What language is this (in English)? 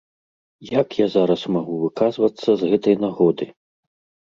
Belarusian